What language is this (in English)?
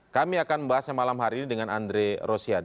Indonesian